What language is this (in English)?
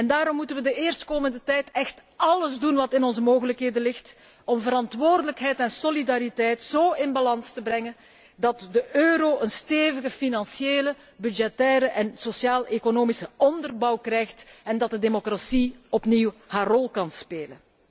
Dutch